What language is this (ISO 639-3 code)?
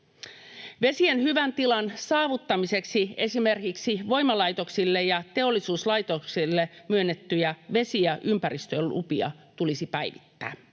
fin